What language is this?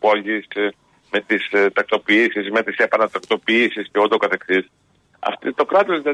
Greek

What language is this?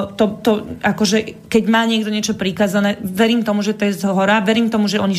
Slovak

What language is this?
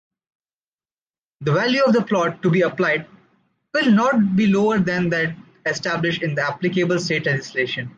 English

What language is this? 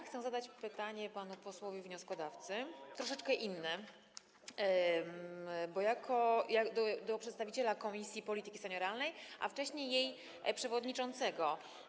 Polish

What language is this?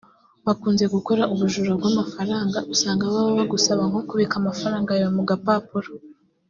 Kinyarwanda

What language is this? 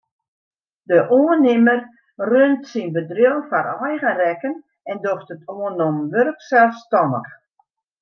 Western Frisian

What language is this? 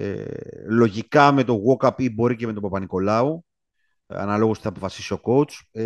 Greek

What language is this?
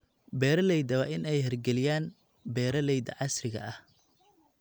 Somali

